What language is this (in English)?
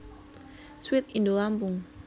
Javanese